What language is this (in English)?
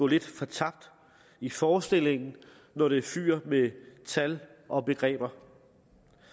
Danish